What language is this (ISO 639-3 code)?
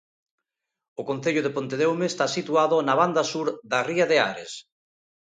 glg